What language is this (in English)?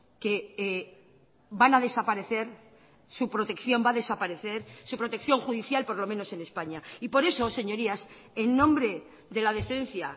Spanish